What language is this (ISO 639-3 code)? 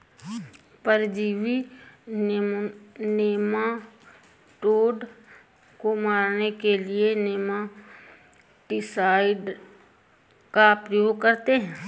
hin